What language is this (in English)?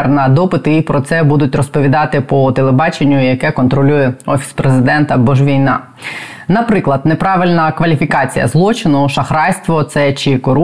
Ukrainian